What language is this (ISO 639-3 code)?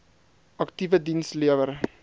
afr